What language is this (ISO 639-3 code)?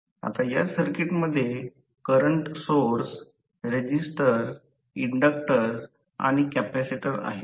mar